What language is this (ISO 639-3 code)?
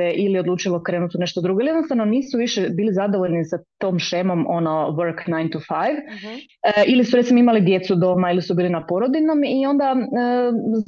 hrv